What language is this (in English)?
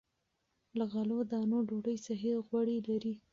Pashto